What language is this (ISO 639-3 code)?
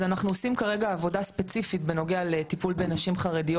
heb